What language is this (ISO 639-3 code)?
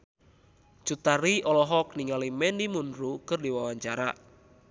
sun